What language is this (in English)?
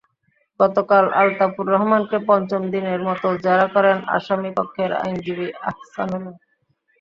Bangla